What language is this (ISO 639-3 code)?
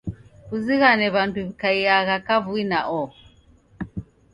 dav